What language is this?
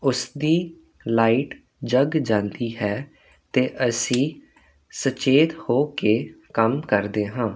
Punjabi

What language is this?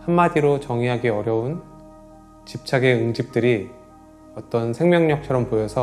Korean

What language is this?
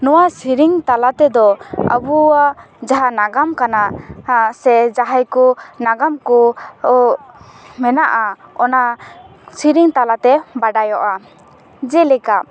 Santali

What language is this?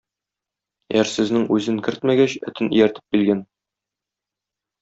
Tatar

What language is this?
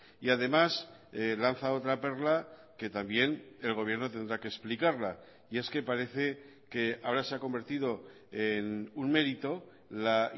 Spanish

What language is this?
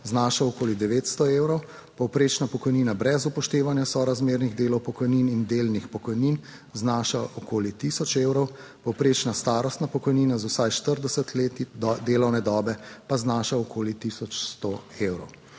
Slovenian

